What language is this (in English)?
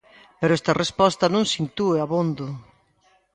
Galician